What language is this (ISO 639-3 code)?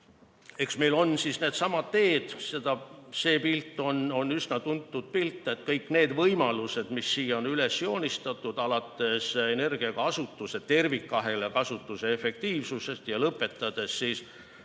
est